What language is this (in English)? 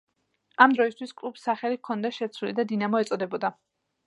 Georgian